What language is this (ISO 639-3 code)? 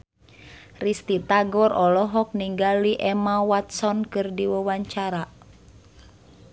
sun